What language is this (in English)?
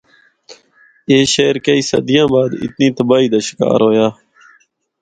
Northern Hindko